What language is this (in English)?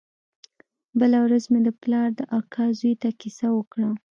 Pashto